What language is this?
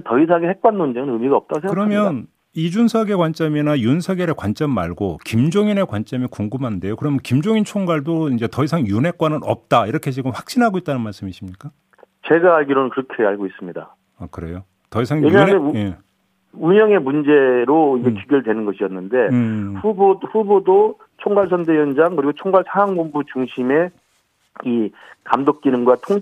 Korean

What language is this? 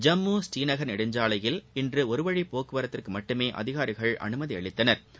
Tamil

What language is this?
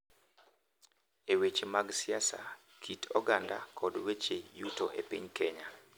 Luo (Kenya and Tanzania)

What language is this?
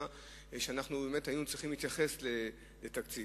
Hebrew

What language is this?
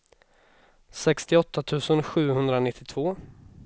Swedish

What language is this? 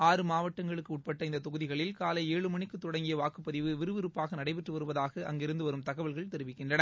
Tamil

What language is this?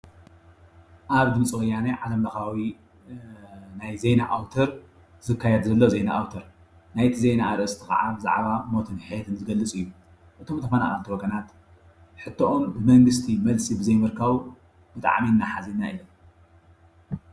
Tigrinya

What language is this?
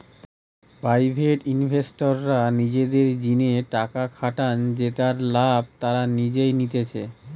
Bangla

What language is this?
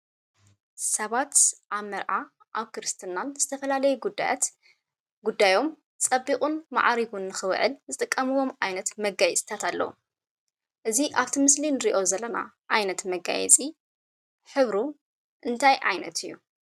Tigrinya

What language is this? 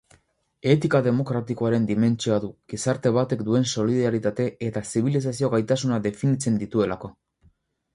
Basque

